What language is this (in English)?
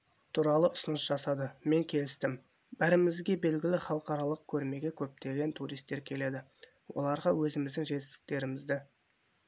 Kazakh